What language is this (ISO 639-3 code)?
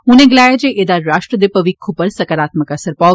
doi